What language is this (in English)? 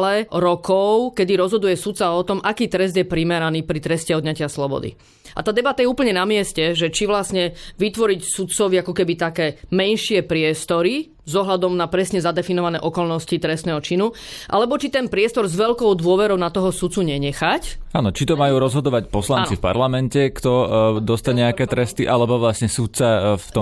Slovak